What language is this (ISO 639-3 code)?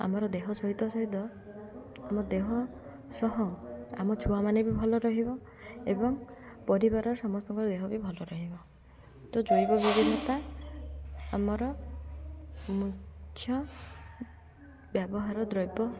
ori